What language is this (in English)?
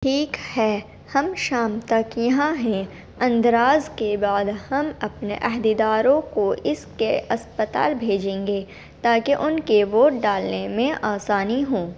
Urdu